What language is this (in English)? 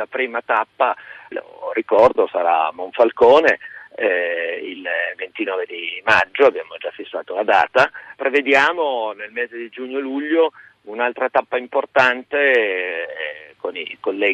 Italian